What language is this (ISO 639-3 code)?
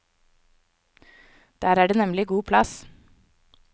nor